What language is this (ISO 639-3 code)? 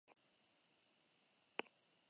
eus